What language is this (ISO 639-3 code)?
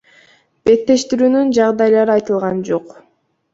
kir